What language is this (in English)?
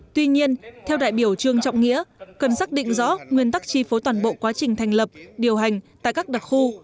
Vietnamese